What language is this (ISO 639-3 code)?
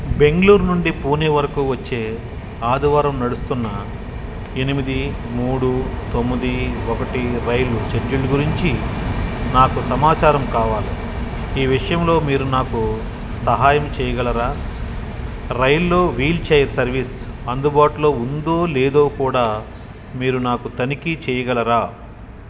tel